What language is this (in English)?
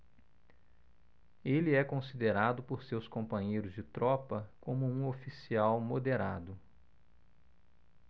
Portuguese